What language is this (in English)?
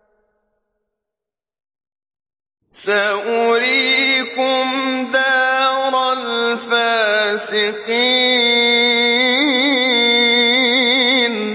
Arabic